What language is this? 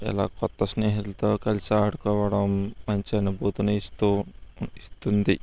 Telugu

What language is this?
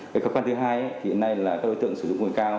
Vietnamese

